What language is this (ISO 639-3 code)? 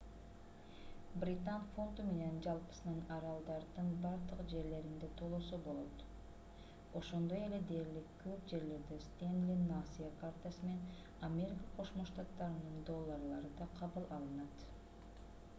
kir